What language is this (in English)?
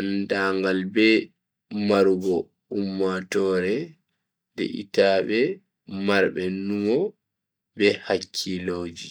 Bagirmi Fulfulde